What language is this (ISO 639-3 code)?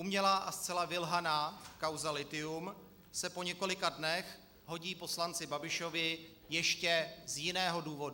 ces